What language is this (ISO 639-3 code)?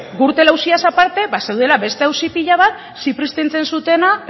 eus